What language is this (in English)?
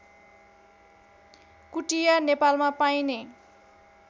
Nepali